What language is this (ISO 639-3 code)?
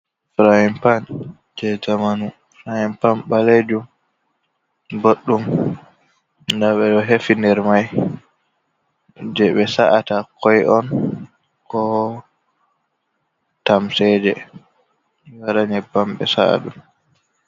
ful